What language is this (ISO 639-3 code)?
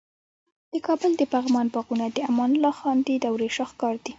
pus